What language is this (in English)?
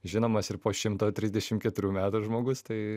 Lithuanian